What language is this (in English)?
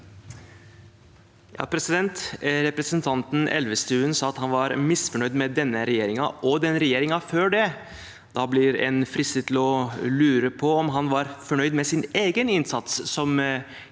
Norwegian